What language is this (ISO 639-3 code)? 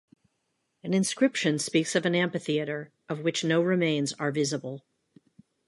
eng